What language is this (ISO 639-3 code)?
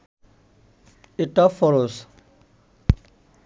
ben